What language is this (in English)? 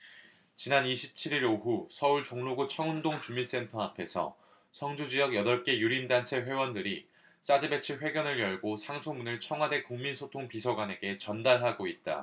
Korean